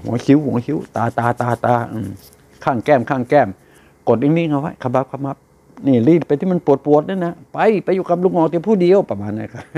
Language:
Thai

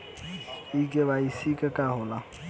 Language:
Bhojpuri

